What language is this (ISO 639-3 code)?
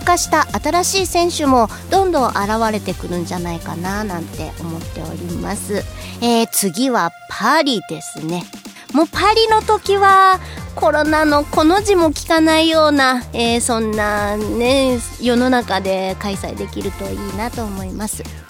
jpn